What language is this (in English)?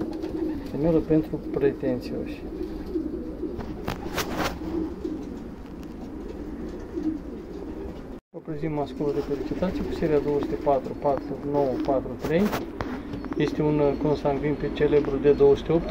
Romanian